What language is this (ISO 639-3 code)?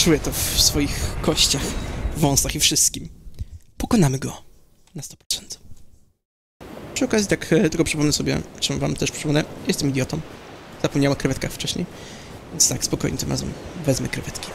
pol